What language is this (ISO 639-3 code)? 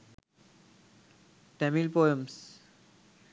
sin